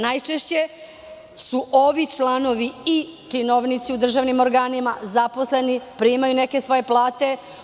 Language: Serbian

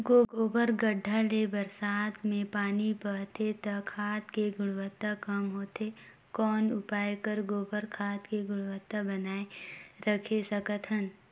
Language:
Chhattisgarhi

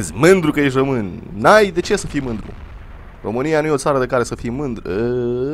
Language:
Romanian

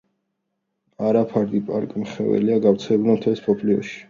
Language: Georgian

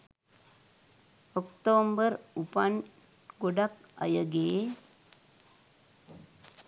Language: Sinhala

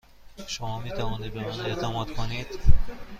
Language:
Persian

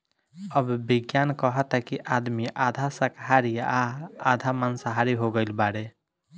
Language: Bhojpuri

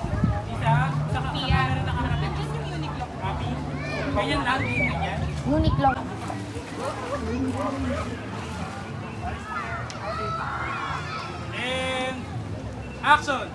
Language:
Filipino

